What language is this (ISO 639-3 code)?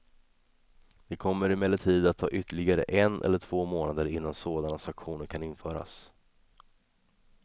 swe